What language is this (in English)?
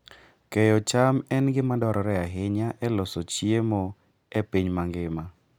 Luo (Kenya and Tanzania)